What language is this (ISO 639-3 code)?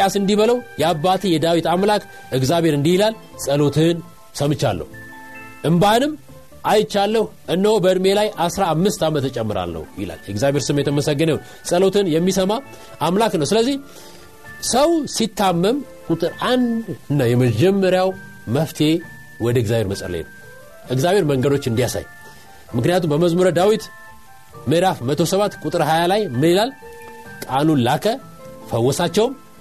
amh